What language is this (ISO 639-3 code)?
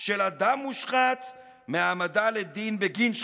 heb